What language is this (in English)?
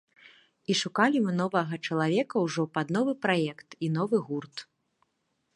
Belarusian